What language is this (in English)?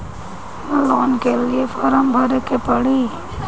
Bhojpuri